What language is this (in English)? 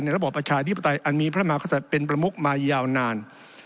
Thai